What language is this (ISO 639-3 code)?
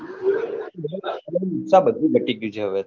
guj